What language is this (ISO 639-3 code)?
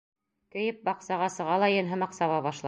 bak